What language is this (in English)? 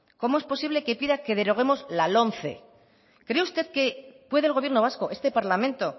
Spanish